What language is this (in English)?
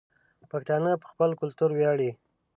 Pashto